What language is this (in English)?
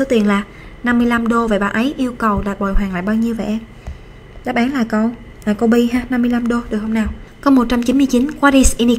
Vietnamese